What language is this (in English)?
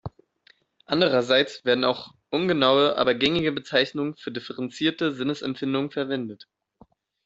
German